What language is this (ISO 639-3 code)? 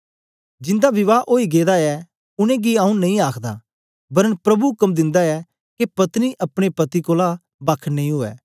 doi